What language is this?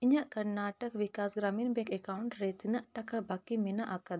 Santali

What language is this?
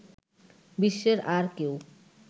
Bangla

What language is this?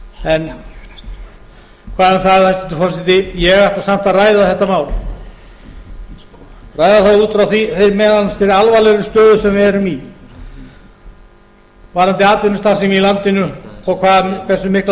Icelandic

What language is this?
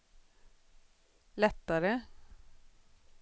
Swedish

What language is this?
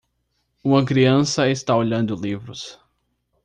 Portuguese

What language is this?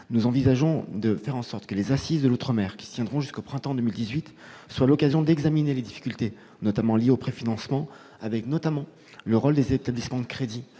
French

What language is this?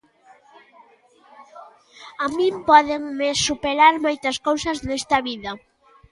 Galician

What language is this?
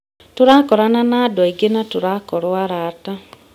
Kikuyu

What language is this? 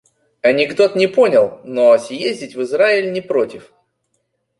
Russian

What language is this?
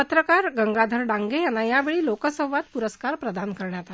Marathi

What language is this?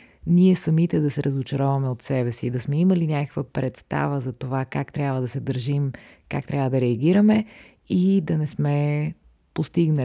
Bulgarian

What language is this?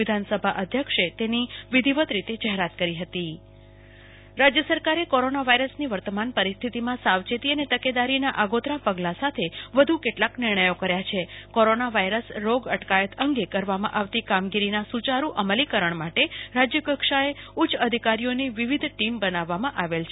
Gujarati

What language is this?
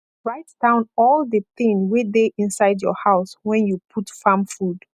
Nigerian Pidgin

